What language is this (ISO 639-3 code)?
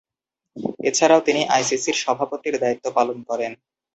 ben